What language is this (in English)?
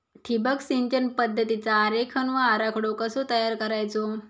Marathi